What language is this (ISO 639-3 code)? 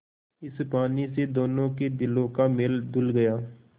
hin